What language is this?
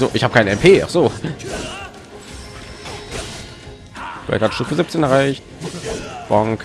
German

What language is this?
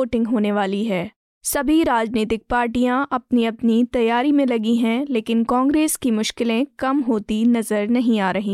Hindi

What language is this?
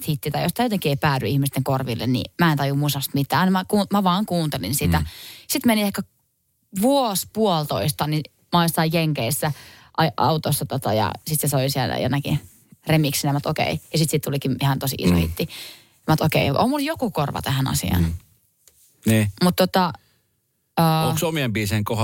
Finnish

